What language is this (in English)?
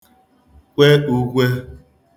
Igbo